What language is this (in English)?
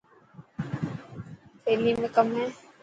Dhatki